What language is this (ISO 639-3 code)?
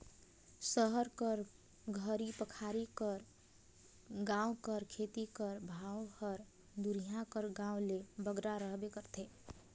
hne